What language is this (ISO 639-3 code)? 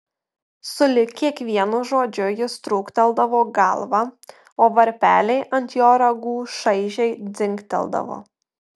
lit